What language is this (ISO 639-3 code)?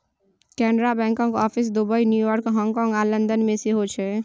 mai